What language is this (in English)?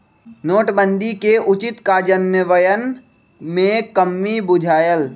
Magahi